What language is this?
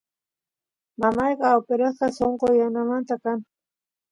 Santiago del Estero Quichua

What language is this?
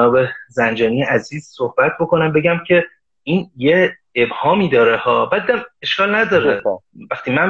Persian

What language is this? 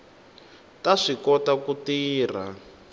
Tsonga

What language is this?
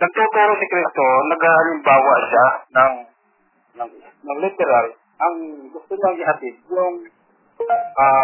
Filipino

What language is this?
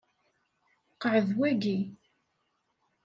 Kabyle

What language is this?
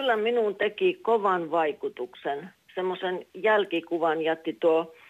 Finnish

